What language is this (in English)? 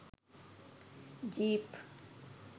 Sinhala